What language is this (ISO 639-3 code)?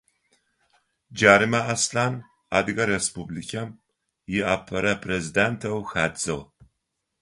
ady